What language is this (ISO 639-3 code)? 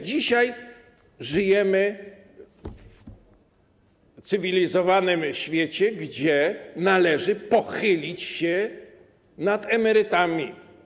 pol